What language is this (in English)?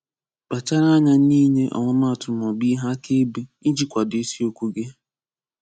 Igbo